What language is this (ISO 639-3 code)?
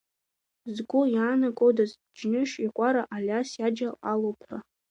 abk